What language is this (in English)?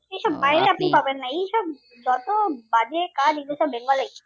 Bangla